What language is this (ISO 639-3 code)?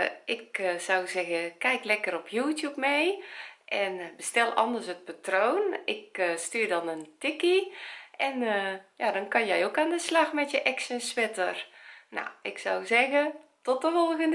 nld